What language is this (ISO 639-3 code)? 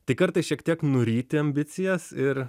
lit